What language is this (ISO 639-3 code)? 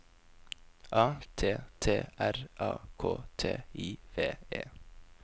nor